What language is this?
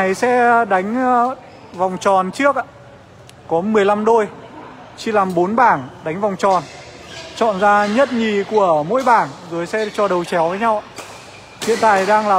Vietnamese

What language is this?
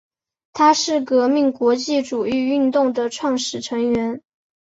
Chinese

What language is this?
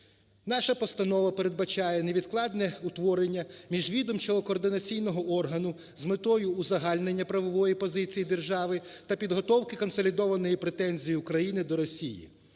Ukrainian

